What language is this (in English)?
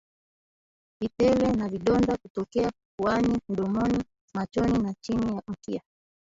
Swahili